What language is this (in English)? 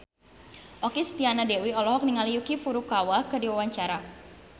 Sundanese